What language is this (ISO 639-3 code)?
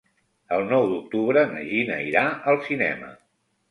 cat